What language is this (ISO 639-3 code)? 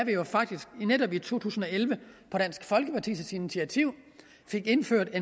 dan